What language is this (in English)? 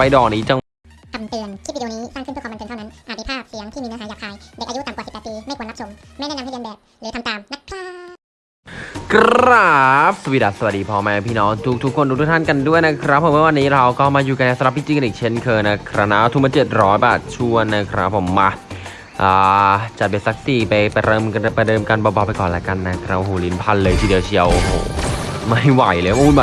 Thai